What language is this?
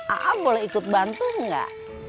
Indonesian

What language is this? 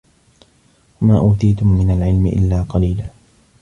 Arabic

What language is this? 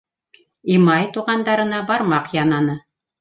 Bashkir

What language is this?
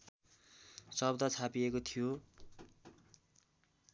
Nepali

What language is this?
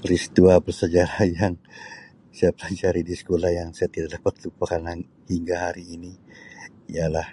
Sabah Malay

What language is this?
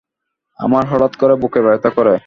Bangla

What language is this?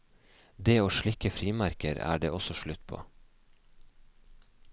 Norwegian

